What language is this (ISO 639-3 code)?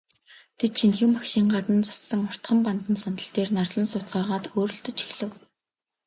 mon